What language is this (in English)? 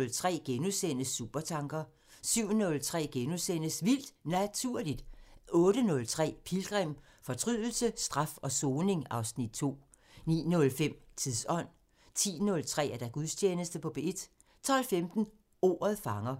Danish